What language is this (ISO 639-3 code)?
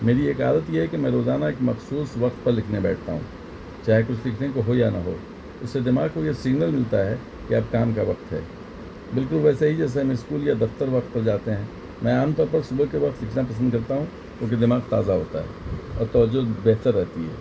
urd